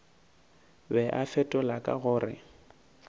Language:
Northern Sotho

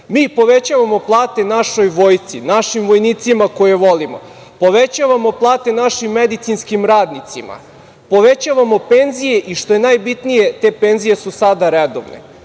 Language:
Serbian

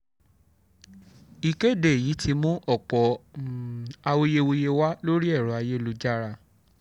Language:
Yoruba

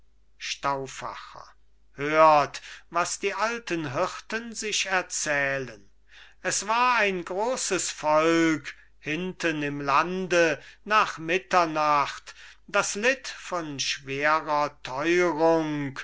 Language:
German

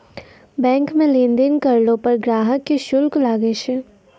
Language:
Maithili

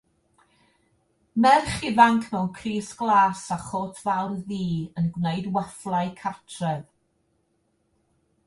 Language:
Welsh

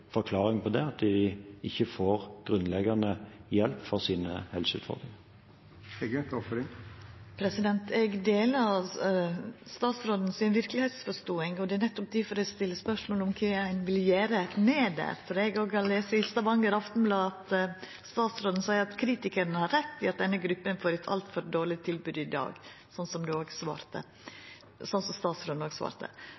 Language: Norwegian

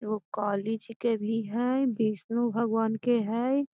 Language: Magahi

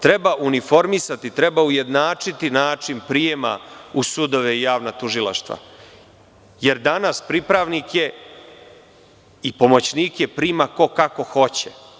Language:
Serbian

